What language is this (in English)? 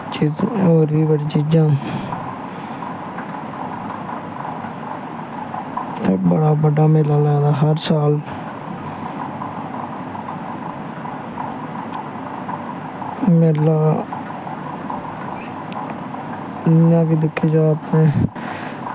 Dogri